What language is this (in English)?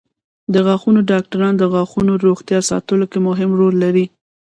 Pashto